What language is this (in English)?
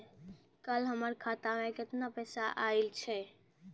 Maithili